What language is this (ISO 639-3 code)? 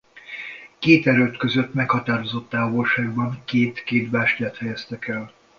hun